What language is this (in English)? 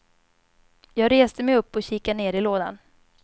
Swedish